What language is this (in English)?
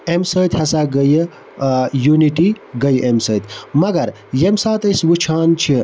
Kashmiri